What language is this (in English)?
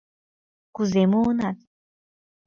Mari